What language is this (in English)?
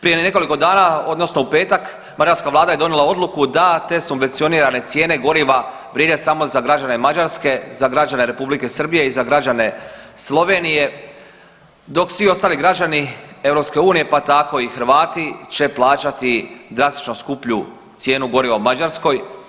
Croatian